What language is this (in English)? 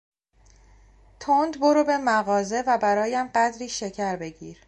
Persian